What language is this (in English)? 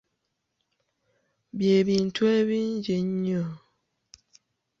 Ganda